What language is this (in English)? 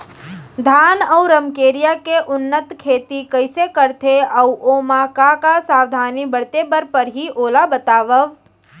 Chhattisgarhi